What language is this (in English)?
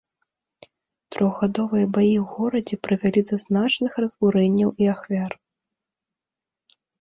Belarusian